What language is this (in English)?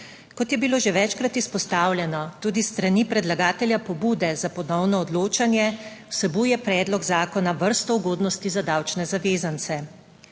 Slovenian